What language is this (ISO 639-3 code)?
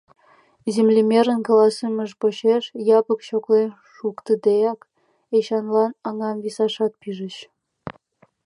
chm